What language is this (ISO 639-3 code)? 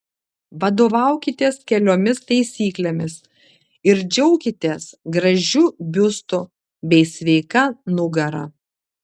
lit